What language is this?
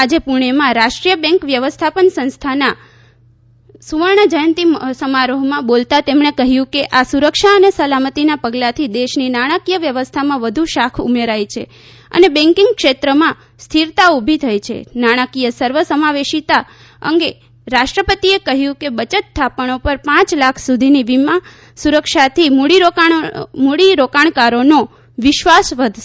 Gujarati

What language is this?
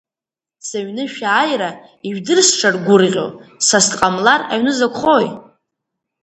Abkhazian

